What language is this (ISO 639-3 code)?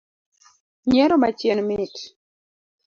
luo